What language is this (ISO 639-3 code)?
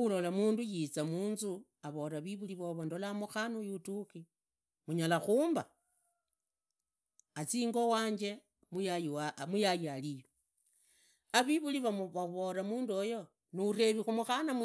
ida